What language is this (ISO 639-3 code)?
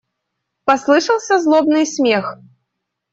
rus